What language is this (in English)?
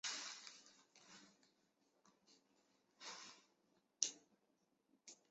Chinese